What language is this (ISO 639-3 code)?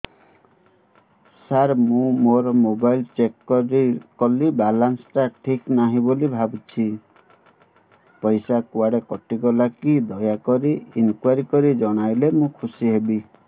ori